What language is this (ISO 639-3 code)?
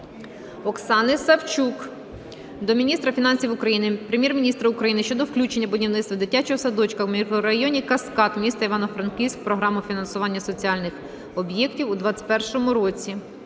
ukr